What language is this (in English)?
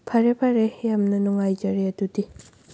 Manipuri